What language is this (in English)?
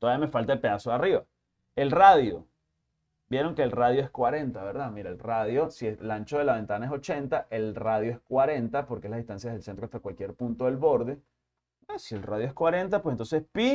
Spanish